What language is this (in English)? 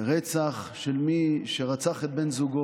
Hebrew